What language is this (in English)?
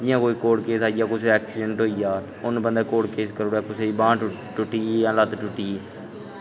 Dogri